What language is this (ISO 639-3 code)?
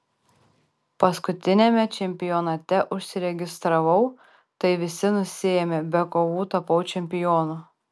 lit